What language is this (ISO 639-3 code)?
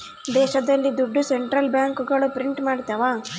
kan